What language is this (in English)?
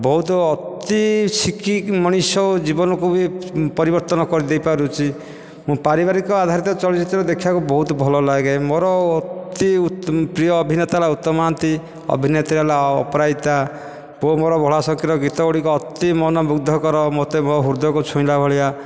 Odia